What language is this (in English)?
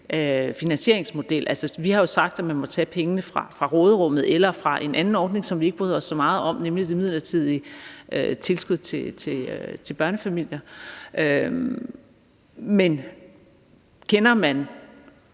Danish